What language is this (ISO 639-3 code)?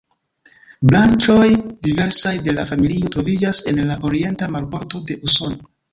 epo